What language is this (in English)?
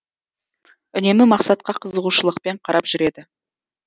Kazakh